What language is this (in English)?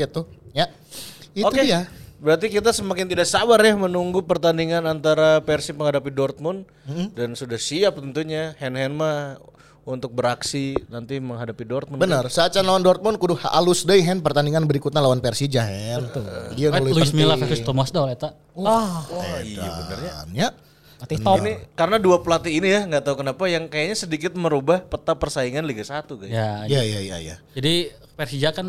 Indonesian